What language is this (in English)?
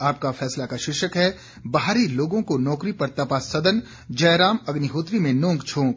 Hindi